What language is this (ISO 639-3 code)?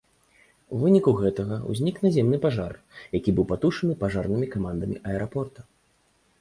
bel